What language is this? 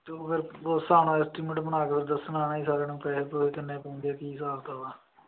Punjabi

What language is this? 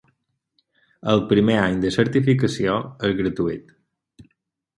Catalan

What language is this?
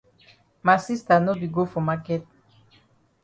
Cameroon Pidgin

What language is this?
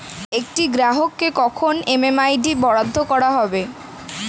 Bangla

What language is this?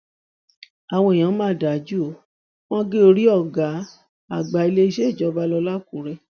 Yoruba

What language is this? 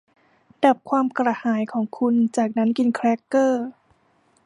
Thai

